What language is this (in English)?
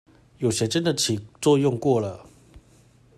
Chinese